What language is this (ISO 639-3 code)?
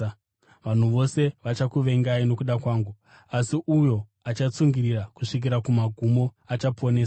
sna